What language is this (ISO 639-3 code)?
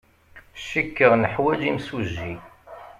kab